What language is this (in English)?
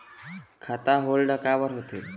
Chhattisgarhi